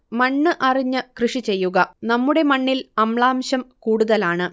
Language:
Malayalam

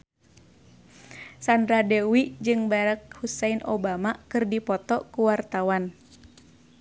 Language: Sundanese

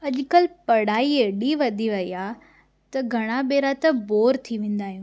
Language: Sindhi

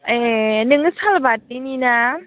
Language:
Bodo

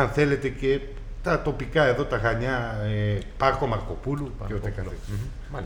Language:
Greek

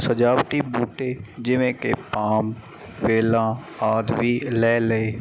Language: Punjabi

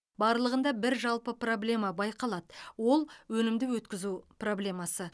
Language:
Kazakh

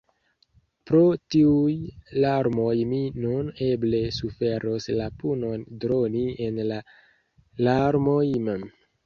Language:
Esperanto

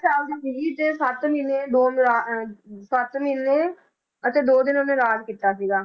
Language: Punjabi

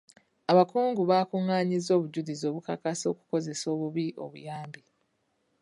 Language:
Ganda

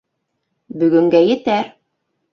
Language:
Bashkir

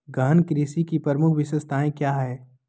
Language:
Magahi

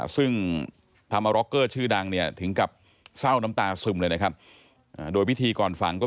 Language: Thai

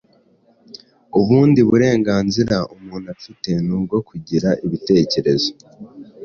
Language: Kinyarwanda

